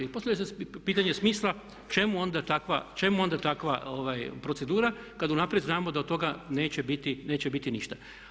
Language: Croatian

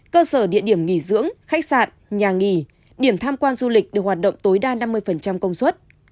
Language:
Vietnamese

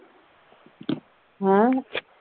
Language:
Punjabi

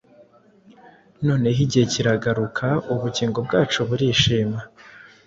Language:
Kinyarwanda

